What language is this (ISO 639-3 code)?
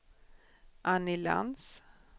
swe